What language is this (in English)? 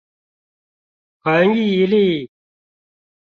Chinese